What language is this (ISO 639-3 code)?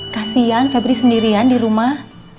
ind